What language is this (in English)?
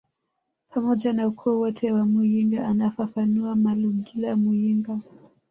Swahili